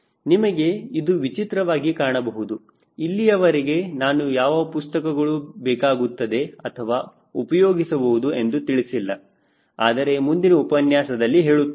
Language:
Kannada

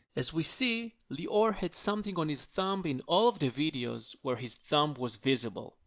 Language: English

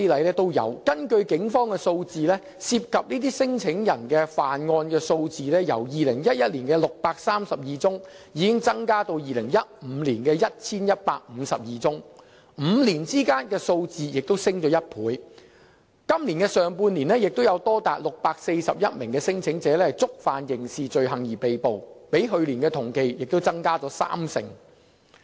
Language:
Cantonese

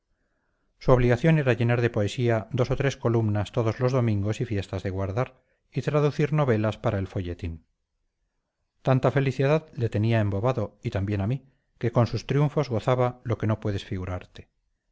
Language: Spanish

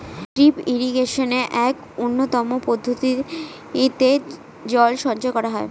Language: Bangla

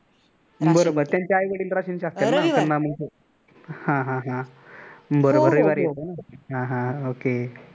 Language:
Marathi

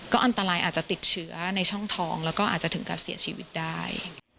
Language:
Thai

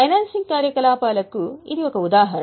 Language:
Telugu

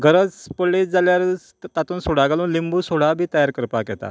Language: Konkani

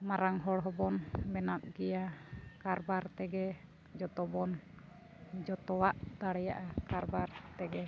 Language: Santali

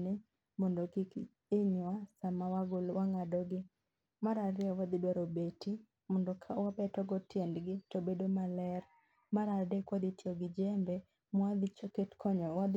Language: Luo (Kenya and Tanzania)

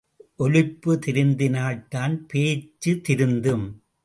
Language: Tamil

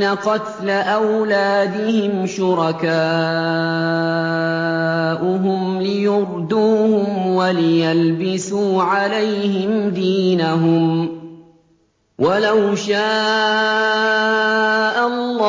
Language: Arabic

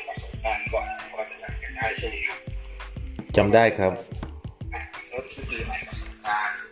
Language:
Thai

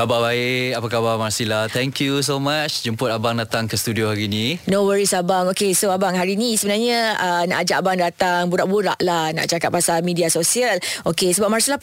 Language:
Malay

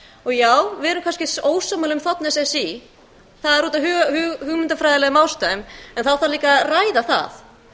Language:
Icelandic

